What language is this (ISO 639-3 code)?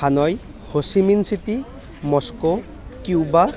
asm